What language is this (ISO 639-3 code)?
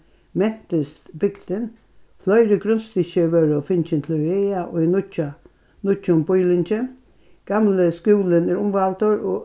fao